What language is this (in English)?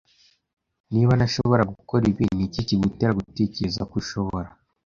Kinyarwanda